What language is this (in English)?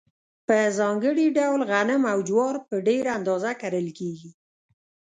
Pashto